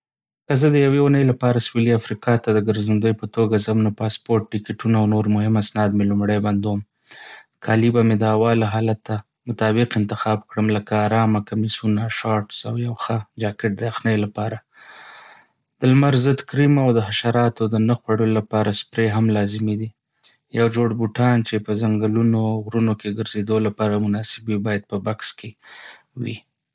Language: Pashto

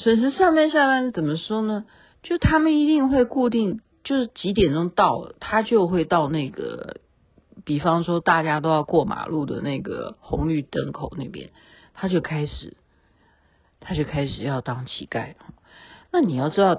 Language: Chinese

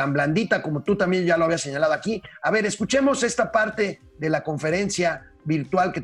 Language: Spanish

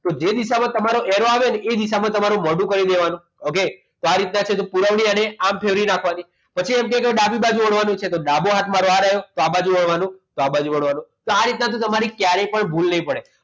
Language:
Gujarati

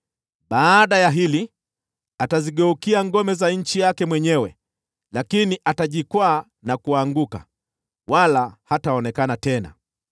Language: Swahili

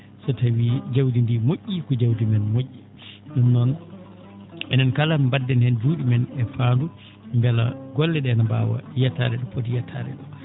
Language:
Fula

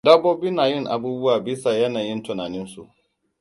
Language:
Hausa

